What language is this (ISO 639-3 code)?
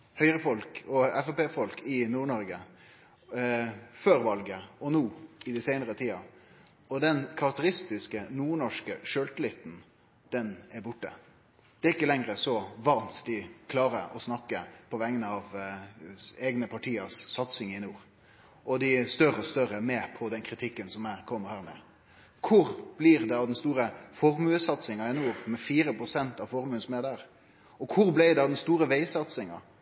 nno